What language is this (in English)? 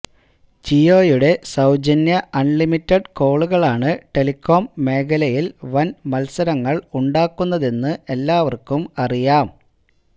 Malayalam